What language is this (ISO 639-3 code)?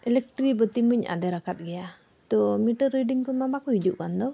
sat